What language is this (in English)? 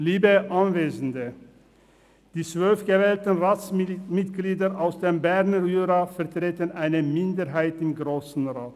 Swiss German